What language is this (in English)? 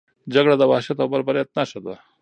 Pashto